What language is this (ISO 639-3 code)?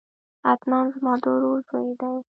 pus